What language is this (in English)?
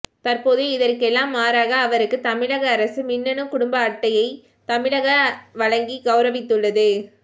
Tamil